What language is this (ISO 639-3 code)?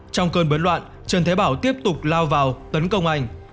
vie